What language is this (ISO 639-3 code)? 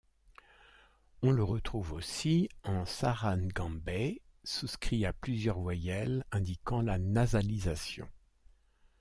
fra